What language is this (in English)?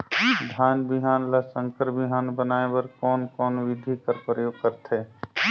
Chhattisgarhi